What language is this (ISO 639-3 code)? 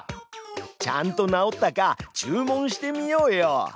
jpn